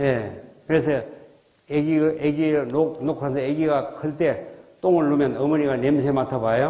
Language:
Korean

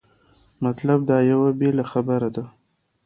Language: Pashto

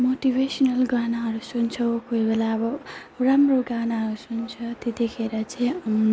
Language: Nepali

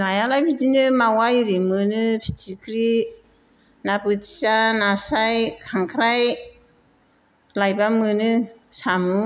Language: Bodo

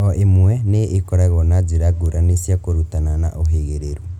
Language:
Kikuyu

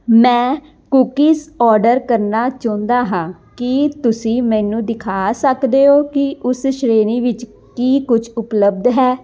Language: Punjabi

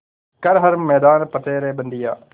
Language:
Hindi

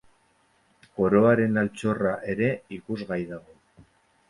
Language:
Basque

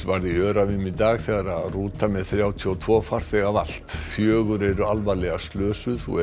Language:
Icelandic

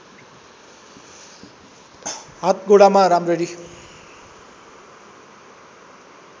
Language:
Nepali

